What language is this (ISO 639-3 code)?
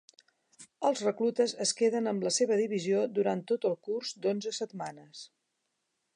cat